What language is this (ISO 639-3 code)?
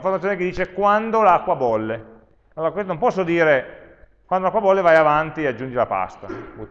ita